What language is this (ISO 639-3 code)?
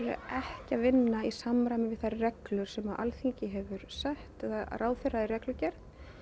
isl